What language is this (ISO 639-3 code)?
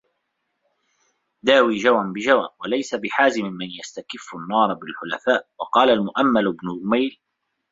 ara